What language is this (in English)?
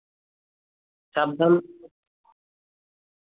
Santali